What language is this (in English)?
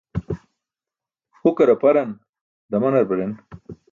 Burushaski